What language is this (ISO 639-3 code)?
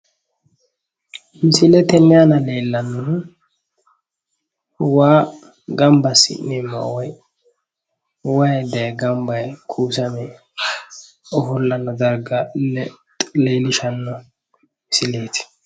sid